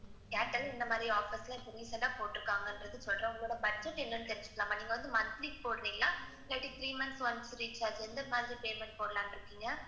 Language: Tamil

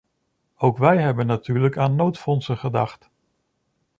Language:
Dutch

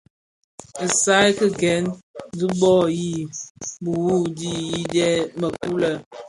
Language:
Bafia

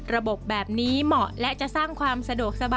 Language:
Thai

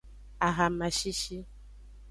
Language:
Aja (Benin)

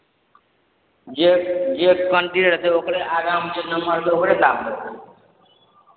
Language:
Maithili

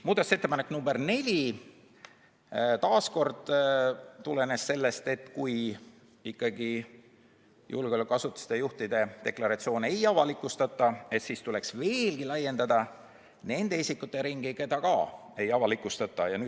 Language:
Estonian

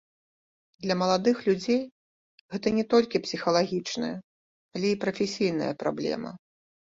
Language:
Belarusian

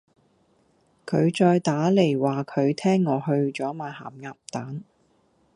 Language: Cantonese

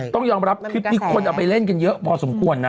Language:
Thai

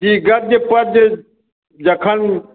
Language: Maithili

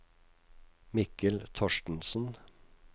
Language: Norwegian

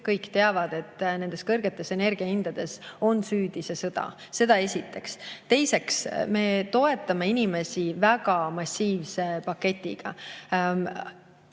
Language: Estonian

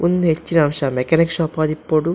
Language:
Tulu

